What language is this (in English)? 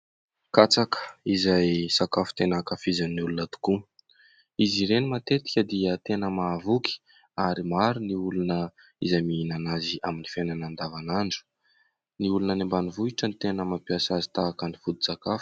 Malagasy